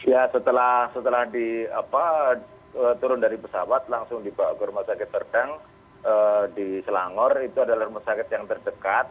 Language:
Indonesian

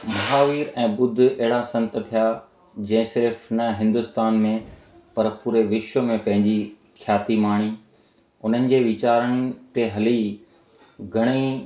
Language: Sindhi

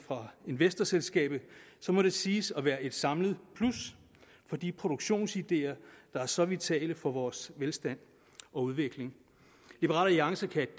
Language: Danish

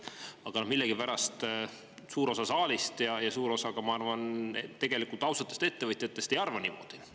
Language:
Estonian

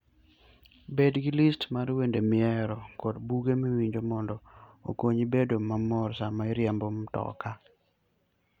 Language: Luo (Kenya and Tanzania)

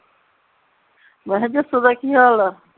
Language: Punjabi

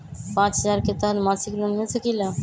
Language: Magahi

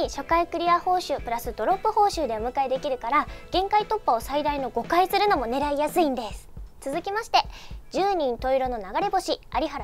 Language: Japanese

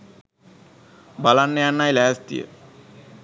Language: Sinhala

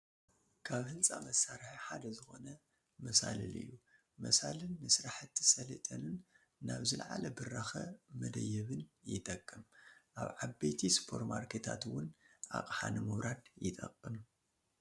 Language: Tigrinya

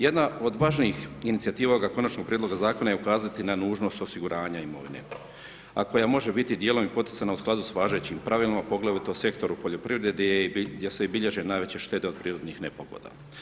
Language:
Croatian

